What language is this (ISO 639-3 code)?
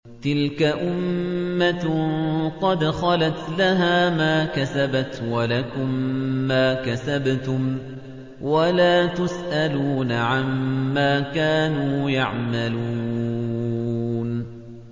ara